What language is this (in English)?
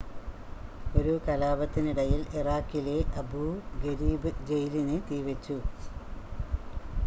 Malayalam